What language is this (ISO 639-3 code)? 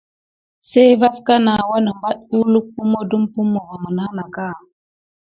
gid